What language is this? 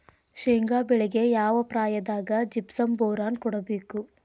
Kannada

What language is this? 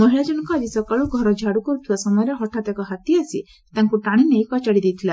Odia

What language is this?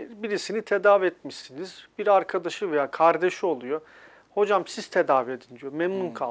Turkish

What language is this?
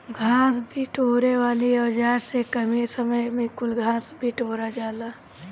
Bhojpuri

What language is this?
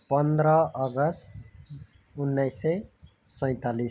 Nepali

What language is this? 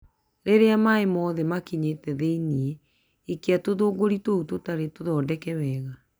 Kikuyu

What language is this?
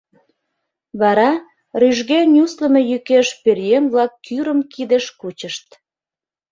Mari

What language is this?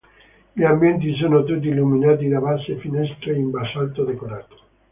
Italian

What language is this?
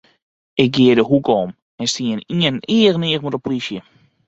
Western Frisian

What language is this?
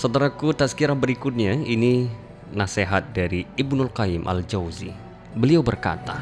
Indonesian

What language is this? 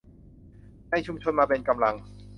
Thai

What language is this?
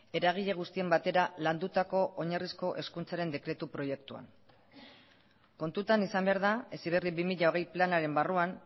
Basque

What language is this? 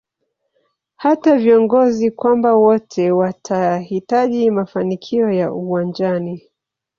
Swahili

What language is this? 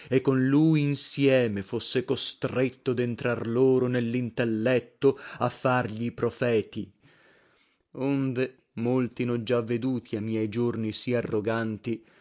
Italian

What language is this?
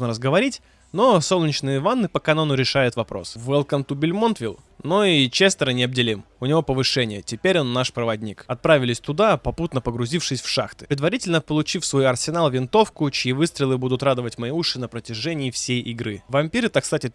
Russian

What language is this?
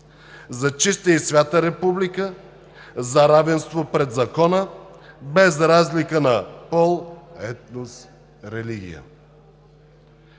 Bulgarian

